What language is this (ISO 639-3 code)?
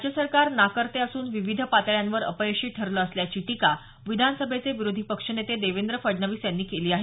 mar